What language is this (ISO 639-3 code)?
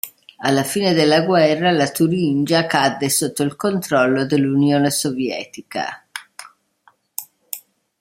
ita